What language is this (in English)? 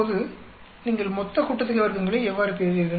Tamil